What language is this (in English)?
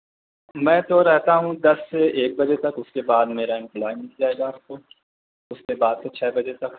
Urdu